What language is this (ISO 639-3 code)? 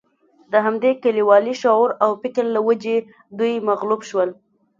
pus